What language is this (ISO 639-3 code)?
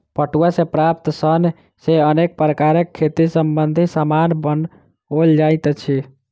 mai